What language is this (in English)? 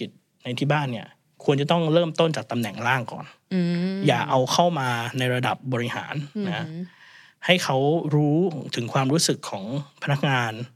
Thai